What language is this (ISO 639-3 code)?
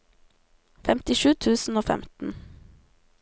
nor